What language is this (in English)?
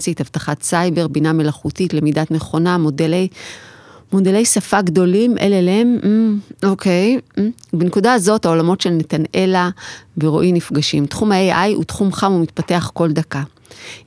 Hebrew